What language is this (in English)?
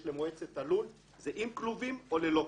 Hebrew